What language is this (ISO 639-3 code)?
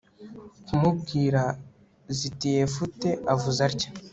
kin